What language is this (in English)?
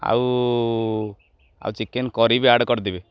Odia